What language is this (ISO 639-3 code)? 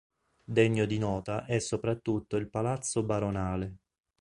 ita